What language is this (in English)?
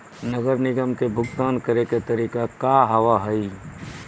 Maithili